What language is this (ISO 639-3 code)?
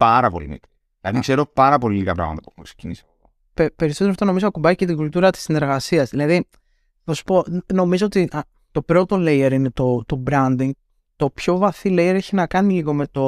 ell